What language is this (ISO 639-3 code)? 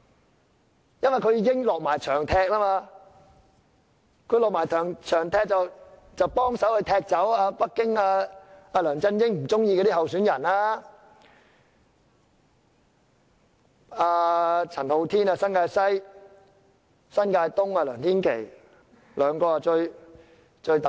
yue